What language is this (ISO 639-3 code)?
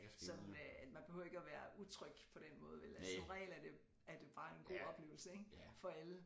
dan